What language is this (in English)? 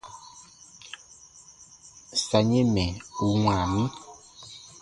Baatonum